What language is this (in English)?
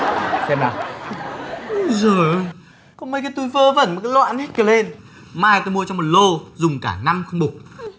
Vietnamese